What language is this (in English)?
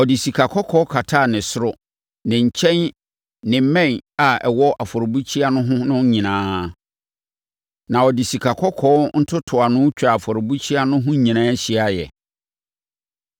Akan